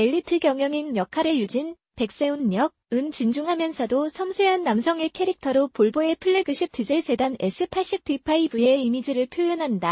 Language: Korean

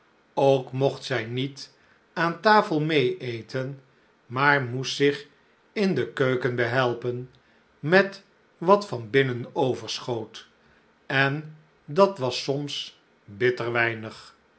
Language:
Dutch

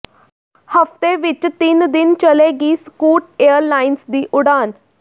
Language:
Punjabi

